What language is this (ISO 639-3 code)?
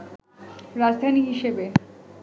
ben